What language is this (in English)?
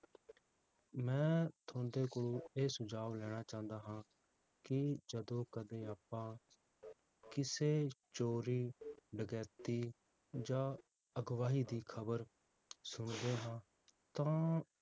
Punjabi